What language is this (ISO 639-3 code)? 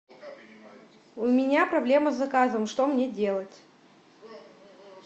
rus